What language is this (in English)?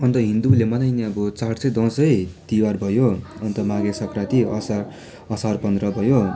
Nepali